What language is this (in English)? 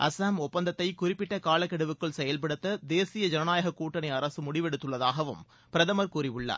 Tamil